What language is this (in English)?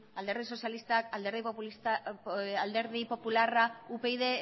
Basque